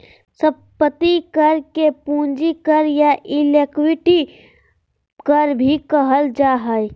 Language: Magahi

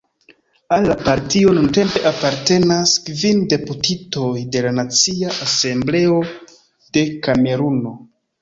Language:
Esperanto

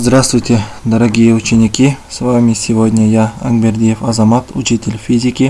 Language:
Russian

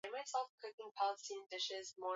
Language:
Swahili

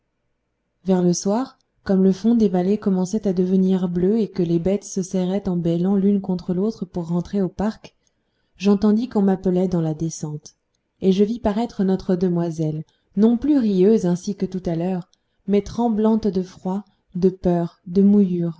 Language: French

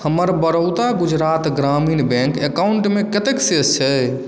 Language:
Maithili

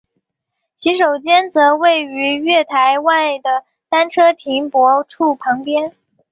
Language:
Chinese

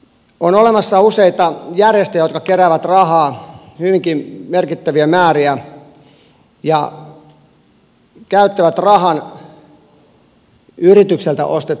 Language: Finnish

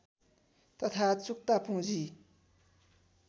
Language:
Nepali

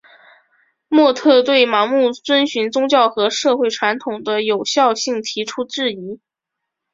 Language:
Chinese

